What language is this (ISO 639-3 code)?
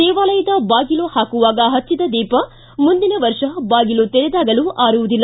kan